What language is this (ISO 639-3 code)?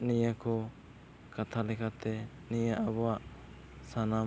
sat